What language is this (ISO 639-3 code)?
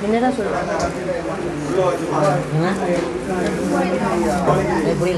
ind